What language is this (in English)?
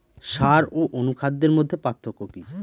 Bangla